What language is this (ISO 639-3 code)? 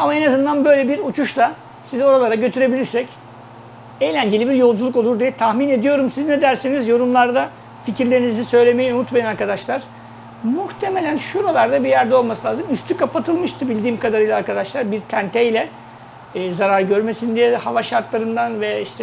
tur